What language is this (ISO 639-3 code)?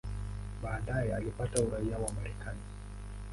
swa